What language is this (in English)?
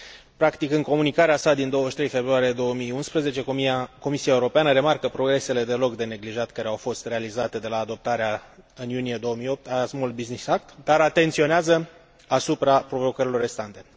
Romanian